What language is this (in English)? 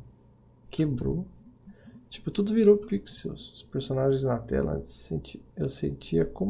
Portuguese